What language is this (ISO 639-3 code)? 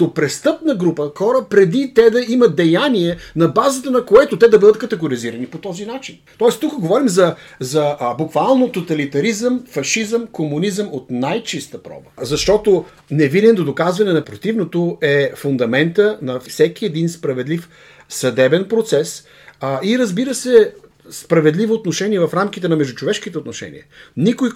bul